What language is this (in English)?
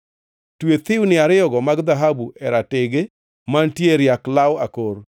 Luo (Kenya and Tanzania)